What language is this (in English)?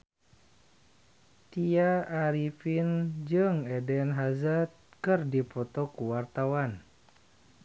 Sundanese